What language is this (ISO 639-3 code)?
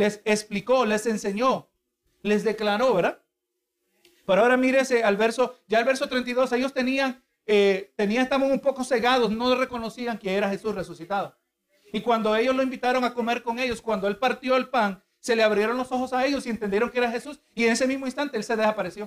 spa